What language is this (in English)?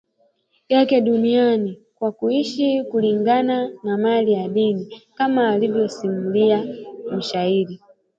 Swahili